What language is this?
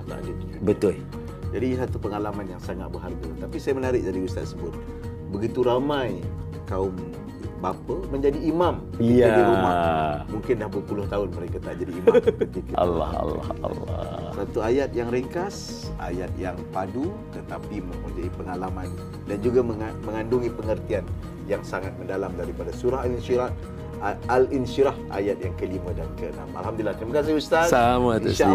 Malay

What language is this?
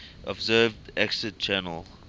English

